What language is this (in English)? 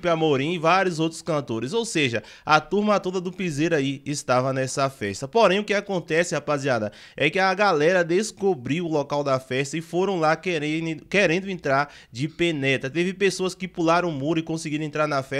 Portuguese